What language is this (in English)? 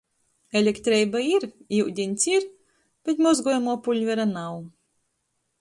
Latgalian